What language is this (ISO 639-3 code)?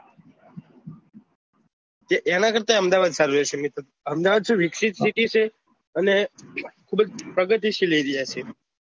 guj